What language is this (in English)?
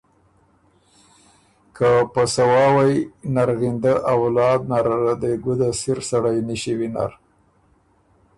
Ormuri